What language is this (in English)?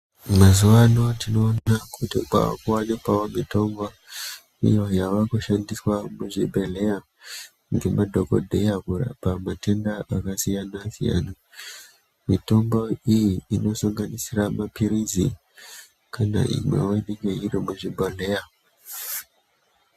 Ndau